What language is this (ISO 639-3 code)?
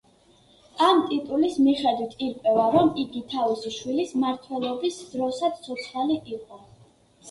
kat